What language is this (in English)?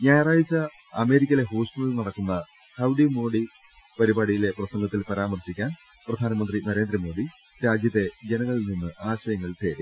Malayalam